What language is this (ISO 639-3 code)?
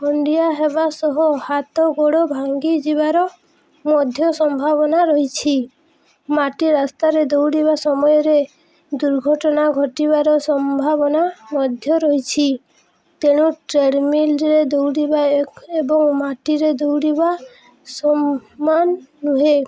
ori